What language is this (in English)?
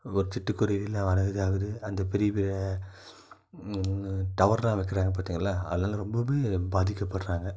Tamil